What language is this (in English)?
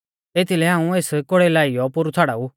Mahasu Pahari